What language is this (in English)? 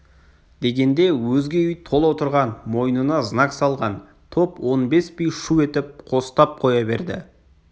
Kazakh